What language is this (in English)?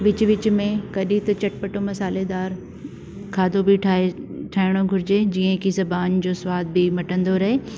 Sindhi